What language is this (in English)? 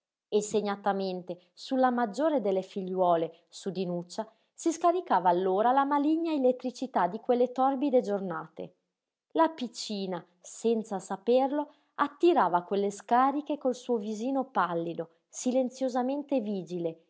Italian